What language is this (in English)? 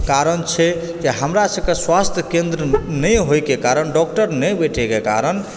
Maithili